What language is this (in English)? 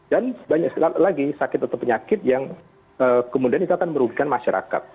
Indonesian